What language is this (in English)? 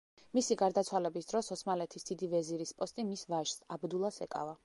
Georgian